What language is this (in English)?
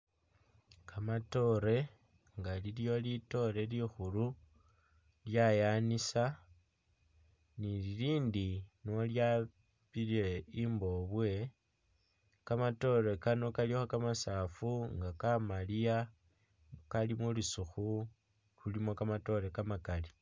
Masaaba